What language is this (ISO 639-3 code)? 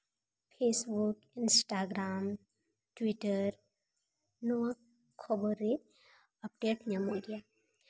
sat